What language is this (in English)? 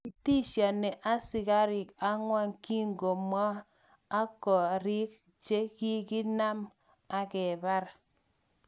Kalenjin